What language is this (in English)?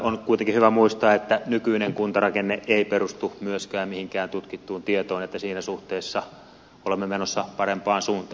Finnish